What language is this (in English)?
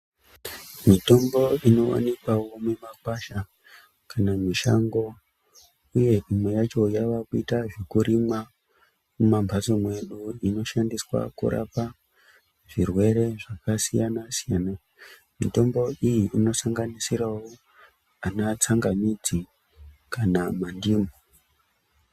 Ndau